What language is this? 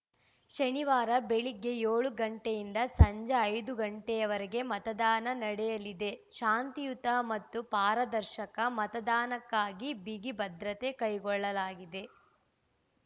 Kannada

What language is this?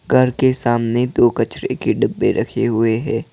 Hindi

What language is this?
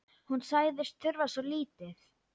Icelandic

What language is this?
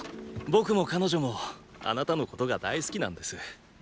Japanese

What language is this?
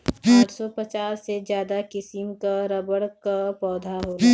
Bhojpuri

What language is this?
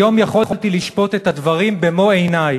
Hebrew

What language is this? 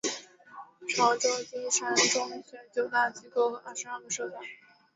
Chinese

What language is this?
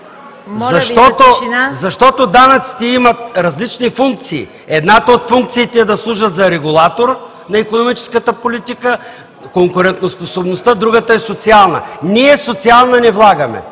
Bulgarian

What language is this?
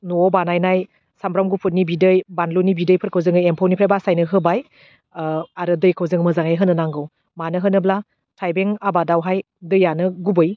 Bodo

